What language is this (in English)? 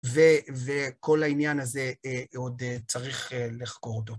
Hebrew